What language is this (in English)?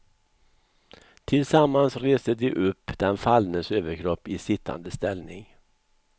Swedish